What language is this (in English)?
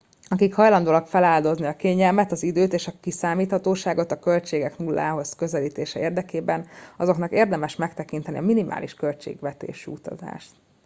Hungarian